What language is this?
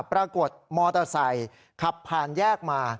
Thai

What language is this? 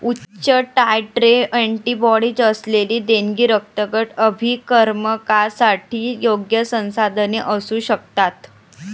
Marathi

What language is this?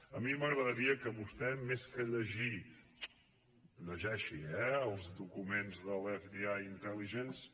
Catalan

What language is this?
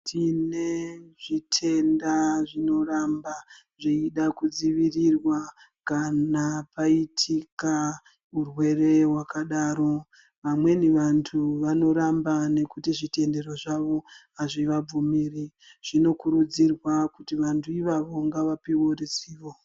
Ndau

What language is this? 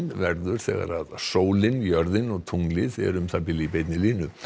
Icelandic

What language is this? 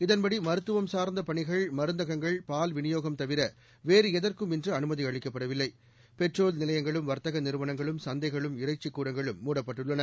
Tamil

